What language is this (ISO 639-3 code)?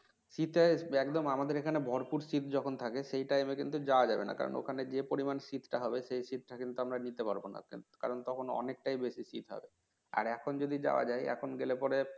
ben